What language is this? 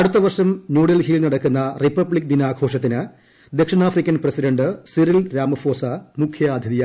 Malayalam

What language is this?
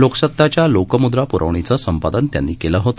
Marathi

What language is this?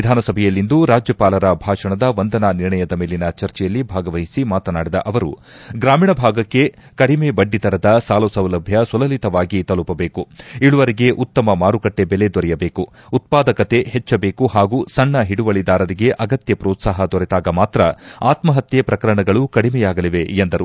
Kannada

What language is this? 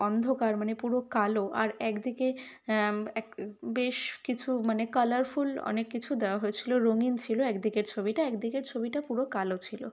Bangla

